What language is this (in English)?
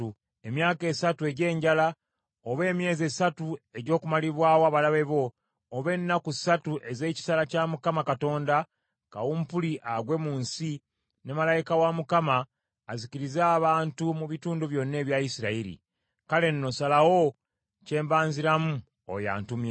Ganda